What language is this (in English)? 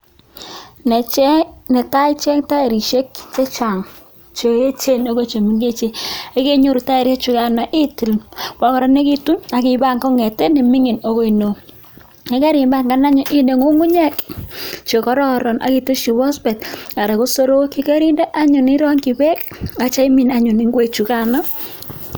Kalenjin